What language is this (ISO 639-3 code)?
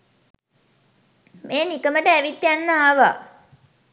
sin